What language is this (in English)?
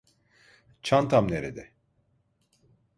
Turkish